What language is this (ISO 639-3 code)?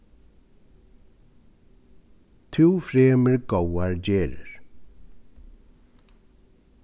fao